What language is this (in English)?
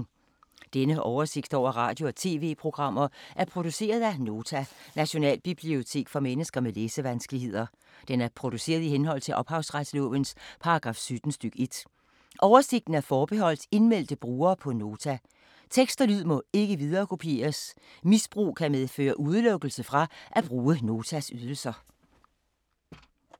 Danish